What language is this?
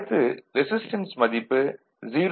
Tamil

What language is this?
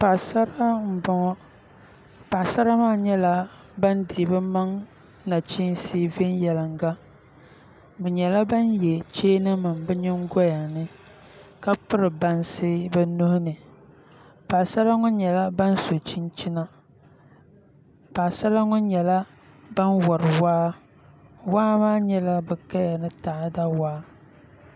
Dagbani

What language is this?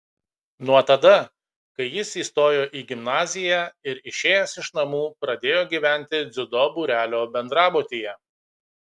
Lithuanian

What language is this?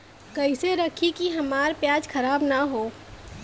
Bhojpuri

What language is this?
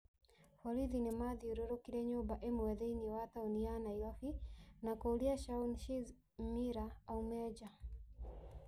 Kikuyu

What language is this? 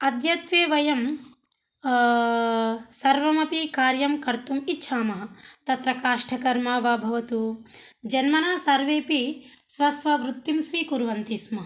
Sanskrit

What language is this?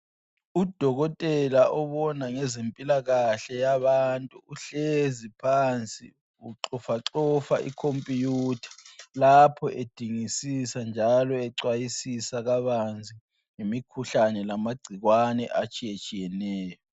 North Ndebele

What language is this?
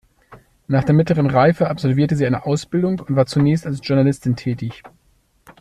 German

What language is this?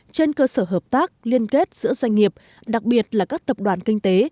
Vietnamese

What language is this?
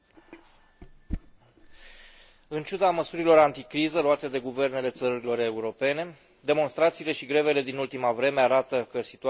Romanian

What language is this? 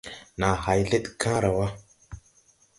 Tupuri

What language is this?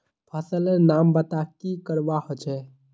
Magahi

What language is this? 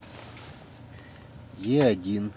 Russian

